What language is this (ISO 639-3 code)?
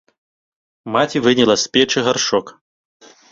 bel